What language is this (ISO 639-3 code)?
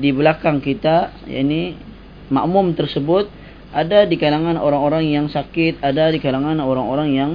msa